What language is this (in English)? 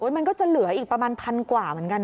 Thai